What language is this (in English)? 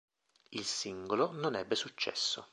Italian